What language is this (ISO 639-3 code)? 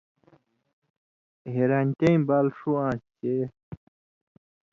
mvy